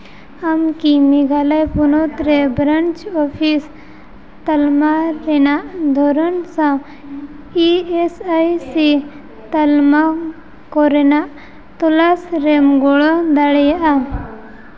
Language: Santali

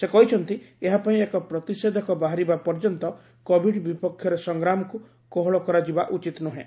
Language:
Odia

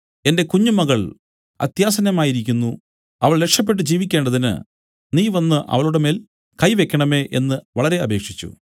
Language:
Malayalam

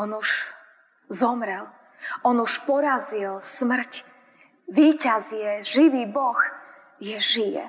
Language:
Slovak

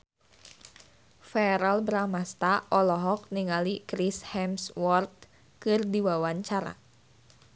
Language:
Sundanese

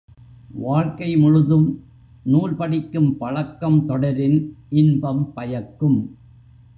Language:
Tamil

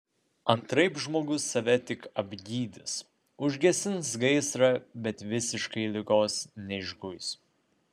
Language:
Lithuanian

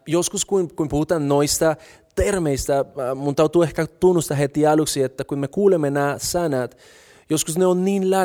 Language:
Finnish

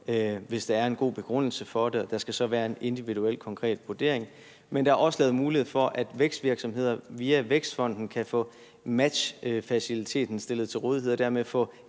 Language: Danish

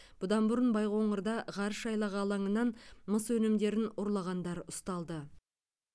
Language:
Kazakh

